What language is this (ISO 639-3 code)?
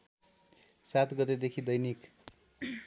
nep